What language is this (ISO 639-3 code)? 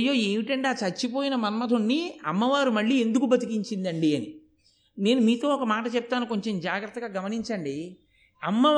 tel